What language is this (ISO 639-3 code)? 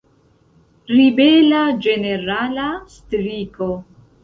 epo